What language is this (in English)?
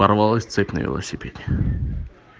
Russian